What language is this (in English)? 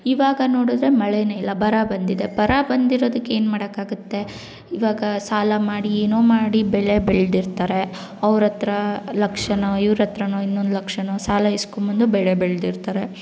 Kannada